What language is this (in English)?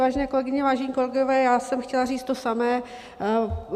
Czech